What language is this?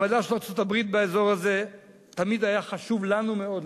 Hebrew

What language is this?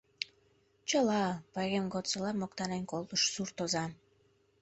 Mari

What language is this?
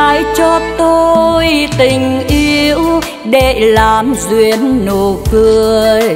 Vietnamese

